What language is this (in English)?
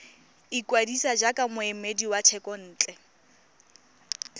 Tswana